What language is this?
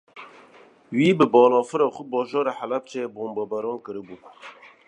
Kurdish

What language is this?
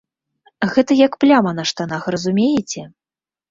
Belarusian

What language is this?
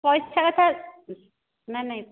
Odia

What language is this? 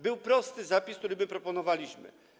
Polish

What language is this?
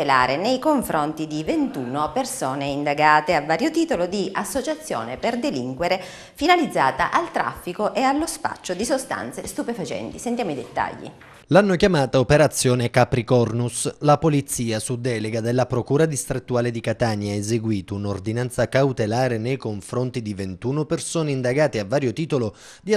Italian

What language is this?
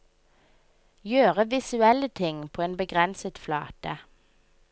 Norwegian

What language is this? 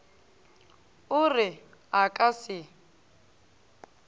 Northern Sotho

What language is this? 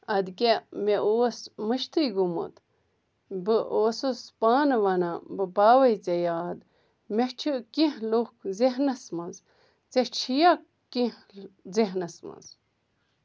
Kashmiri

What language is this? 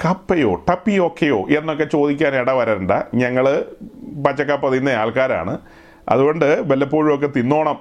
Malayalam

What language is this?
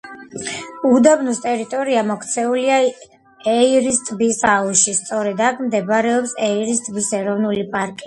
Georgian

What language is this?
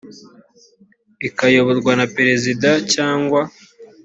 Kinyarwanda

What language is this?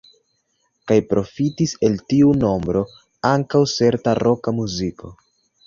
Esperanto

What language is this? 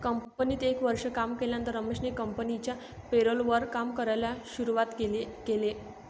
Marathi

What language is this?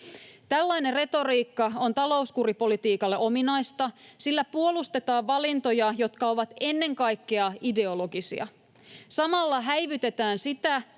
Finnish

